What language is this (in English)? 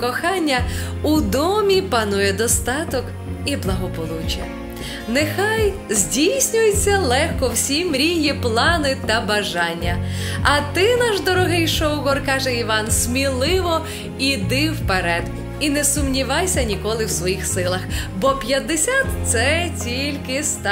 Ukrainian